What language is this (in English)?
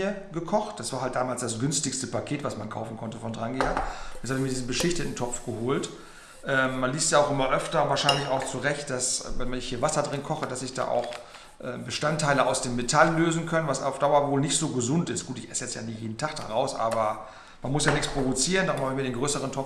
German